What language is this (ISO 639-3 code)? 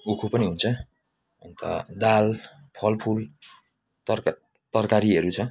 nep